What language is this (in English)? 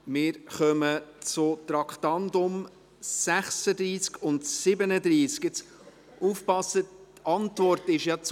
Swiss German